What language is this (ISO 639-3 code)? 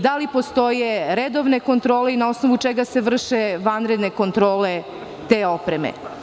srp